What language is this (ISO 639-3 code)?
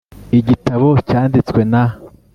kin